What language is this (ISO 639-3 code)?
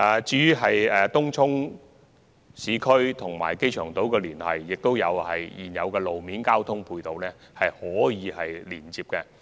yue